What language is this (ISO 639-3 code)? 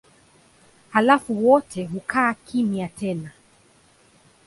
swa